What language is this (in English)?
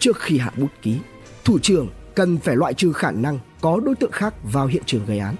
Vietnamese